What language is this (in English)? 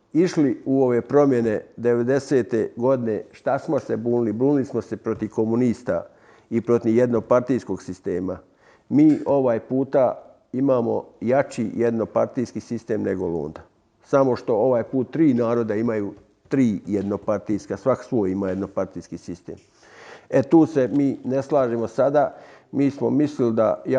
Croatian